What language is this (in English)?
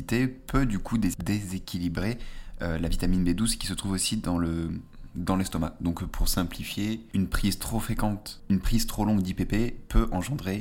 French